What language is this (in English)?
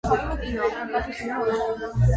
Georgian